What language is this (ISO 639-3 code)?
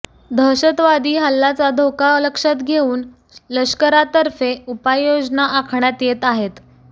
mar